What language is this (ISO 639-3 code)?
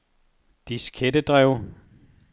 dan